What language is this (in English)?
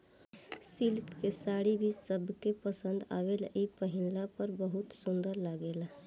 Bhojpuri